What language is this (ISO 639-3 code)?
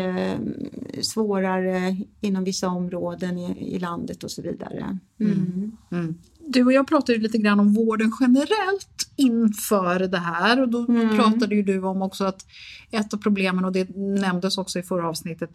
swe